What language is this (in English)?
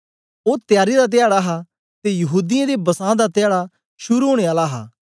Dogri